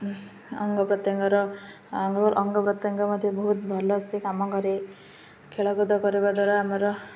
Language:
Odia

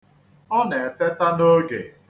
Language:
Igbo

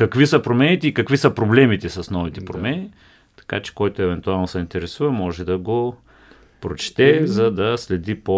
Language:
Bulgarian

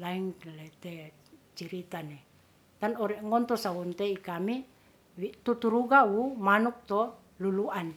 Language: Ratahan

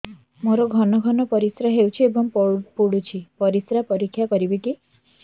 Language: Odia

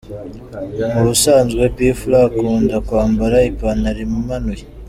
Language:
Kinyarwanda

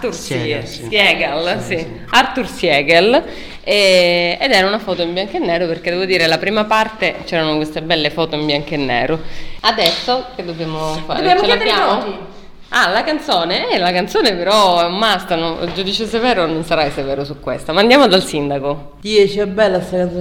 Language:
Italian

